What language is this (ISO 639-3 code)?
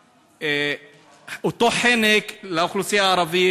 heb